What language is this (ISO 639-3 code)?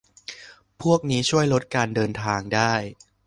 tha